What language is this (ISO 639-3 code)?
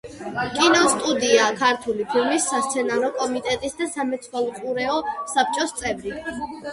kat